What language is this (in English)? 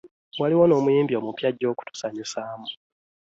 Ganda